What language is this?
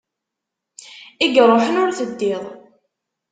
Kabyle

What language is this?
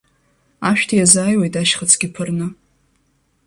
Abkhazian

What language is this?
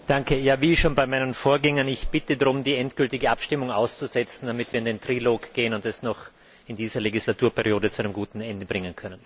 German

